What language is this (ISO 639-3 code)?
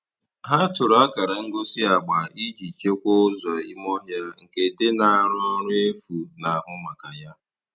ibo